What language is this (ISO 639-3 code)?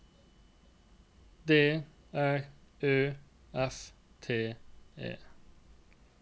nor